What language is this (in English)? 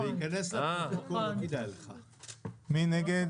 Hebrew